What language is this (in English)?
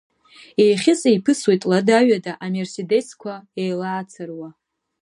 Abkhazian